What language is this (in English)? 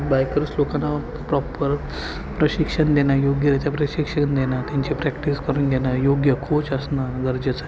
Marathi